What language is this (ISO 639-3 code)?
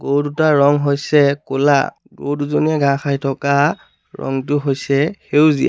asm